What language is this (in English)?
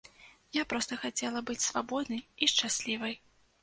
Belarusian